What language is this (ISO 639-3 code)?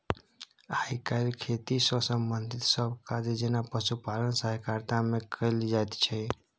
mai